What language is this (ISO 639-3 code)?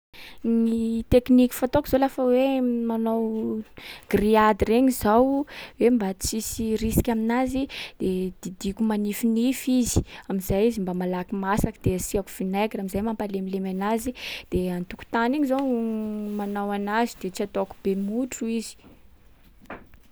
skg